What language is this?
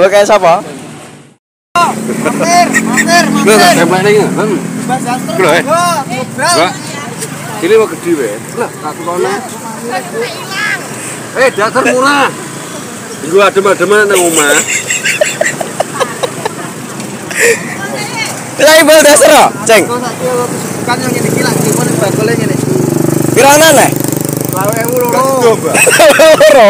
Indonesian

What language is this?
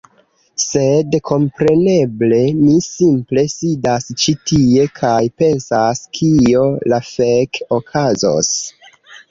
Esperanto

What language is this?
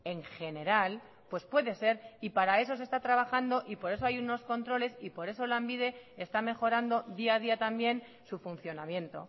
Spanish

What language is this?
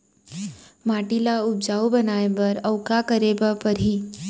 Chhattisgarhi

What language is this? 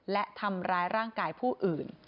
Thai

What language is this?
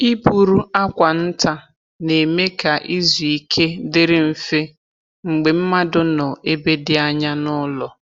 Igbo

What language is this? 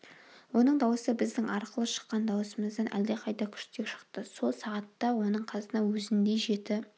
Kazakh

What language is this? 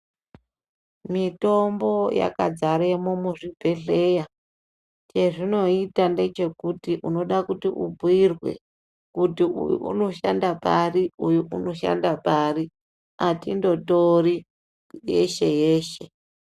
Ndau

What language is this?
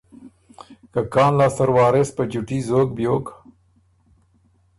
Ormuri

